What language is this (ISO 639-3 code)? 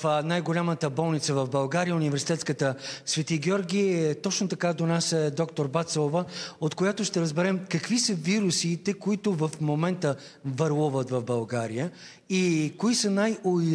bul